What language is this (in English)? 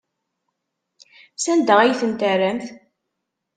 Kabyle